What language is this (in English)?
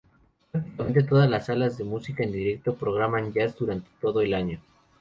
Spanish